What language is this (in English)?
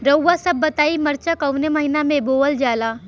Bhojpuri